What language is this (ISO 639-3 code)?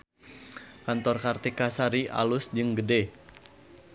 sun